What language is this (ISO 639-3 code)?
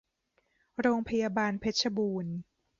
tha